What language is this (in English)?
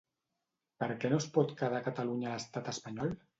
Catalan